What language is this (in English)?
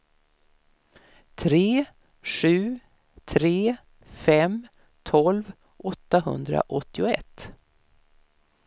Swedish